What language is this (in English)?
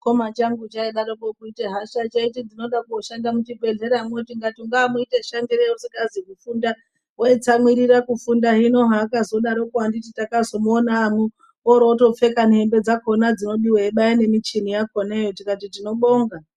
Ndau